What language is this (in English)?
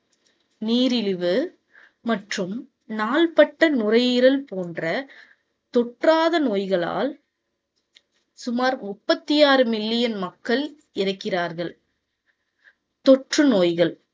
Tamil